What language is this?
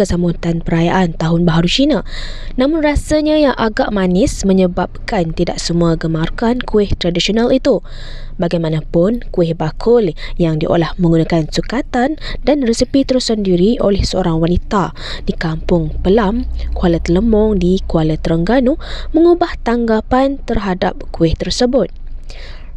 Malay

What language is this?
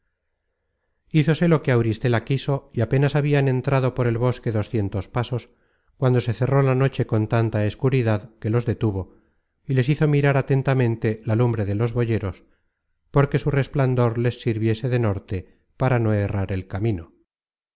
Spanish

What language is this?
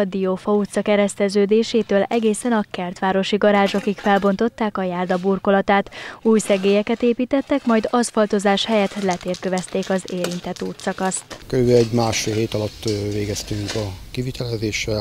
Hungarian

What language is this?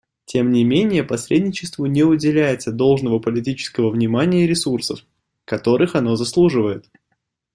Russian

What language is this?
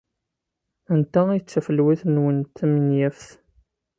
Kabyle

